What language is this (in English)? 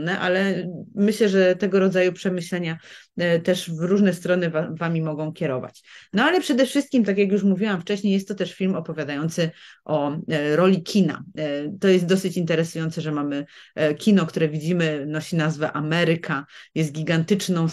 Polish